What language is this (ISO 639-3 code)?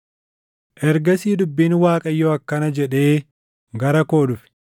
orm